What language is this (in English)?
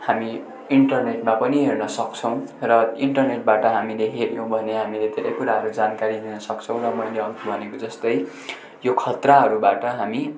Nepali